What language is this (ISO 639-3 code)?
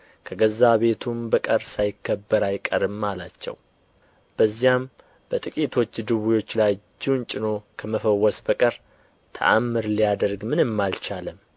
amh